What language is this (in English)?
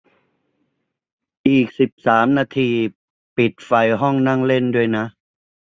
Thai